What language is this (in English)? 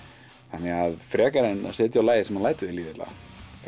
Icelandic